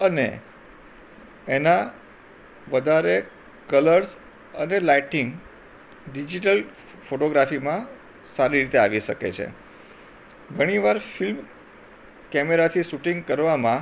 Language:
Gujarati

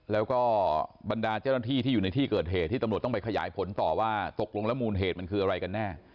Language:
Thai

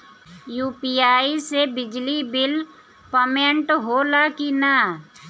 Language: Bhojpuri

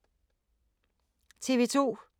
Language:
Danish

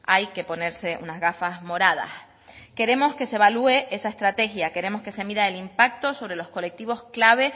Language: Spanish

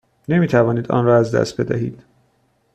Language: Persian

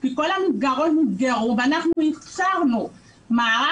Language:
Hebrew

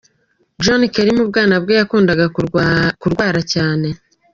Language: Kinyarwanda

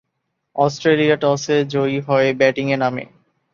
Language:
Bangla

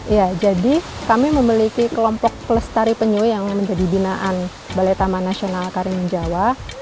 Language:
Indonesian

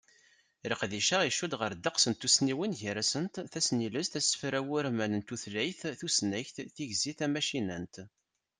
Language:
Kabyle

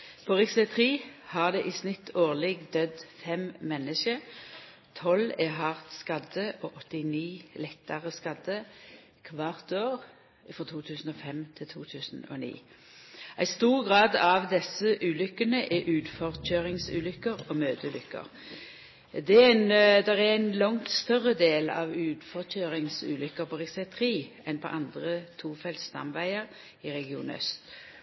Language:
Norwegian Nynorsk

